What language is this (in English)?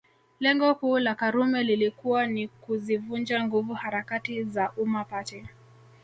Swahili